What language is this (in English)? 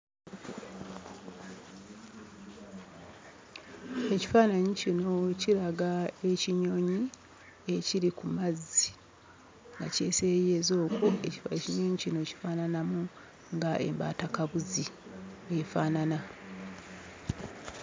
Ganda